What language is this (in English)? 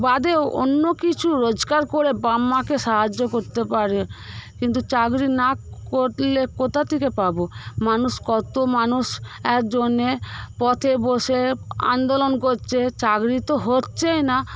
Bangla